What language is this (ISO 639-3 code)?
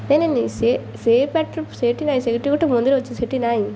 ori